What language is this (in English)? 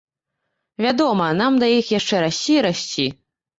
Belarusian